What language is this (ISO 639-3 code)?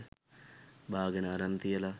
sin